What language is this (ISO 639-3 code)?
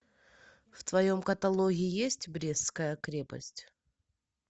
rus